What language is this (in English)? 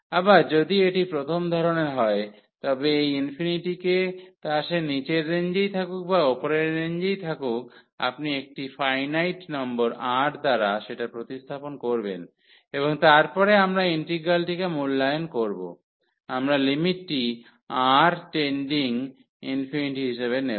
Bangla